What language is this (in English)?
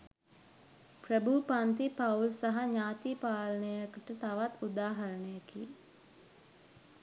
Sinhala